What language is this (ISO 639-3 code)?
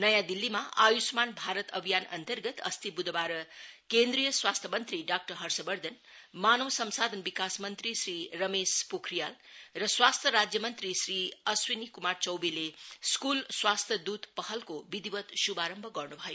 nep